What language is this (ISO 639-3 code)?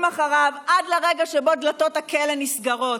heb